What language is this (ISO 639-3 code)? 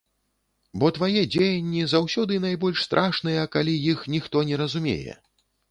bel